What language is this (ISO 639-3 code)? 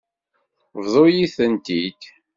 kab